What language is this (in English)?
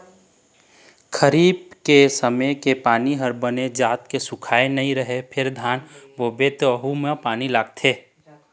Chhattisgarhi